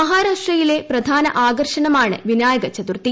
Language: Malayalam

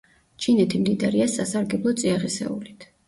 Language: Georgian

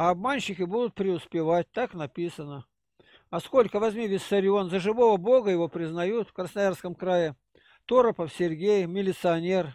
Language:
Russian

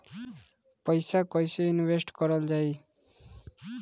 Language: Bhojpuri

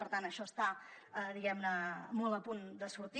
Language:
Catalan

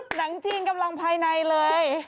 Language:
Thai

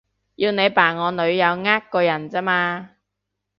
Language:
Cantonese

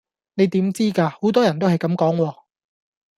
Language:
Cantonese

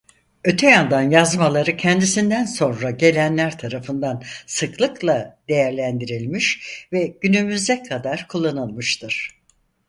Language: Turkish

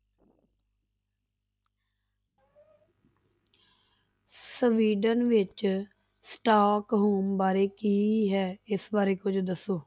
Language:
Punjabi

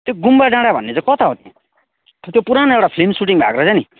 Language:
Nepali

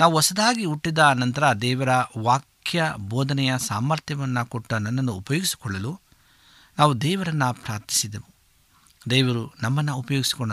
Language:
Kannada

